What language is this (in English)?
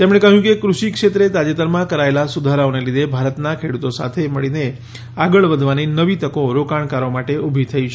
Gujarati